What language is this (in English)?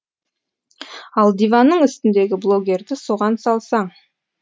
Kazakh